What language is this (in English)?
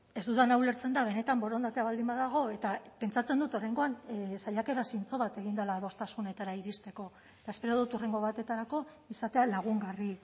Basque